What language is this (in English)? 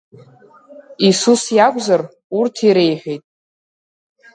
Abkhazian